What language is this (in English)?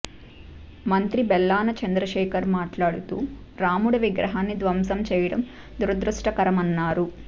Telugu